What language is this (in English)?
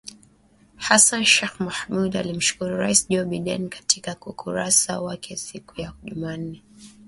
Swahili